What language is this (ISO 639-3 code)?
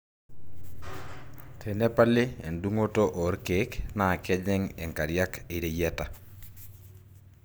mas